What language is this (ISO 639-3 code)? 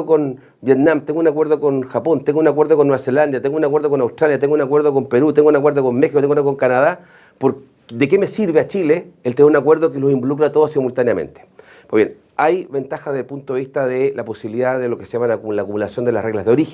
spa